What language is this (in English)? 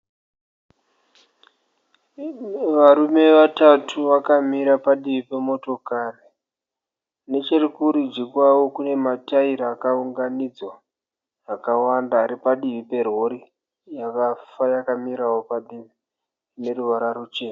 Shona